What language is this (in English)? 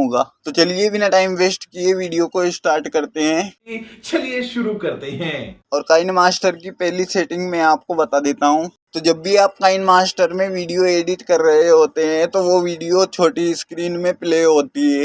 Hindi